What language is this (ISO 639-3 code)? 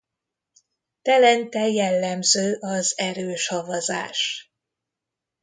hun